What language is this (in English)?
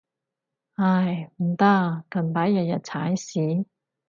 Cantonese